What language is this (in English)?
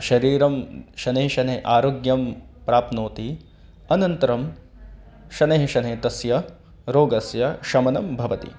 Sanskrit